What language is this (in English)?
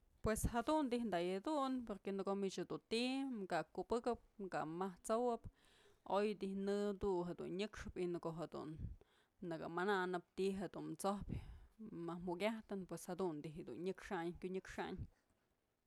Mazatlán Mixe